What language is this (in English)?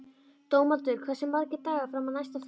Icelandic